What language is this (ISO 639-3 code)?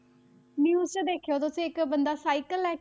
pan